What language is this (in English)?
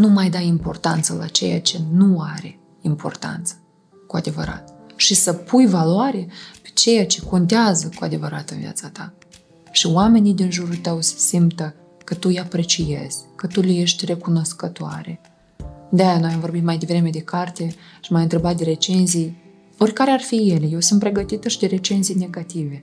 Romanian